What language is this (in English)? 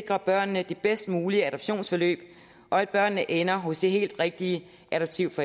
Danish